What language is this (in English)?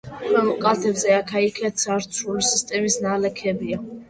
Georgian